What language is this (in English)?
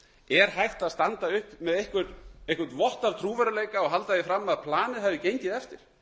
Icelandic